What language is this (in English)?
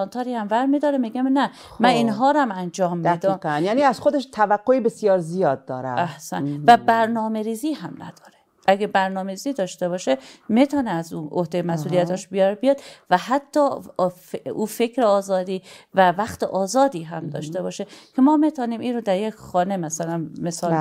Persian